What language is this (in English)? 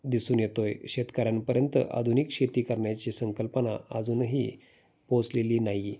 Marathi